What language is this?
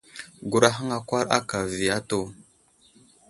Wuzlam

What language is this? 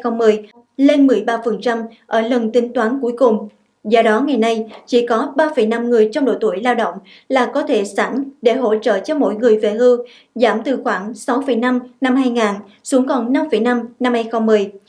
Vietnamese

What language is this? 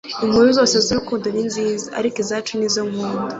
Kinyarwanda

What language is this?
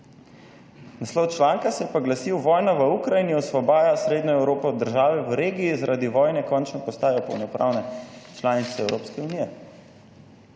Slovenian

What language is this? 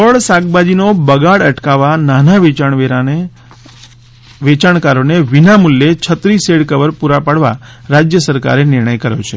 Gujarati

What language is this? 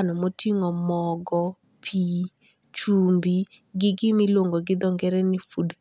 Luo (Kenya and Tanzania)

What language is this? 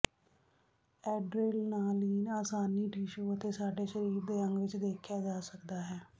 Punjabi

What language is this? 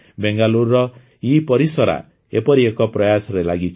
Odia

